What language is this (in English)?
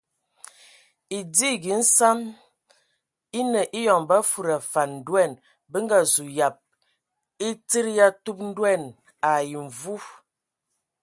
Ewondo